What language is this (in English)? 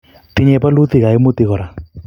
Kalenjin